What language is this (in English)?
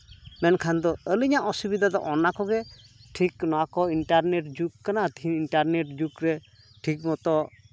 Santali